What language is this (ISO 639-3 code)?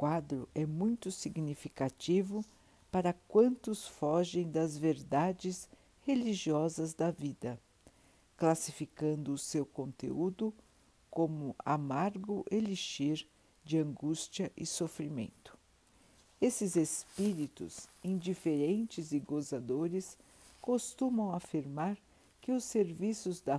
por